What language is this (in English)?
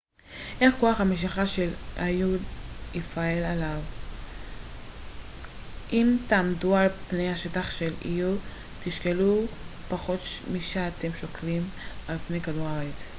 Hebrew